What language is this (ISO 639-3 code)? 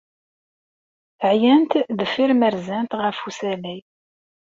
kab